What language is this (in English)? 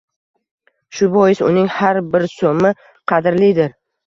Uzbek